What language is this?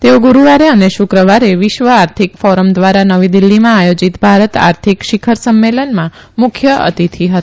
Gujarati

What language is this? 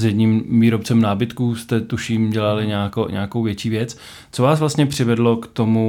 Czech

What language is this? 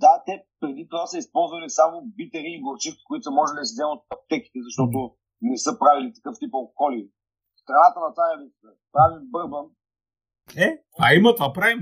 Bulgarian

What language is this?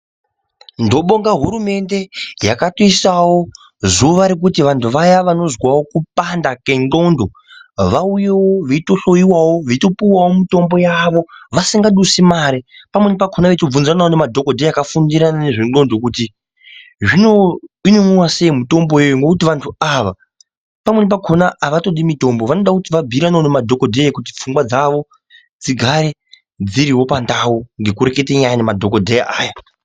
Ndau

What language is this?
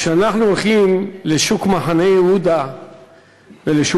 Hebrew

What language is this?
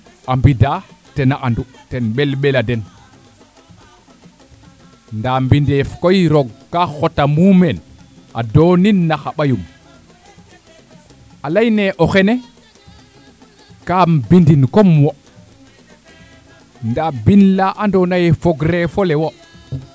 Serer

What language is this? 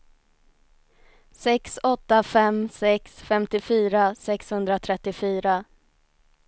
Swedish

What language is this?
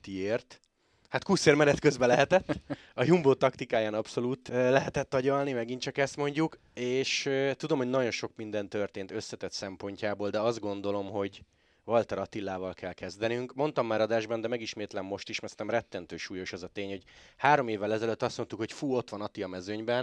Hungarian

